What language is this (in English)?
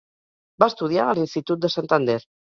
Catalan